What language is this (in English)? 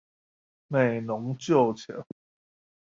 Chinese